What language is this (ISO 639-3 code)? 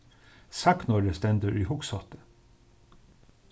fao